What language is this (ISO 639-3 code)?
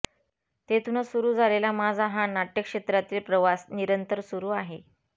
mar